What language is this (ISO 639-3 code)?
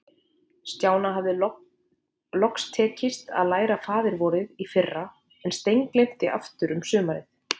isl